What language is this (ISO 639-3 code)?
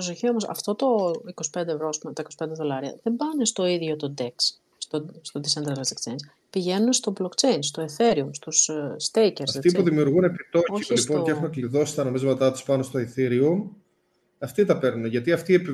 ell